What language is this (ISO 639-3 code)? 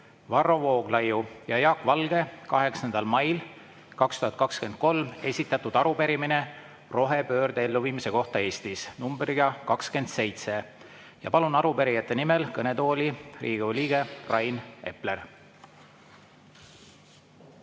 est